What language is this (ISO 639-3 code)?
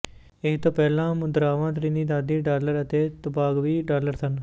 pan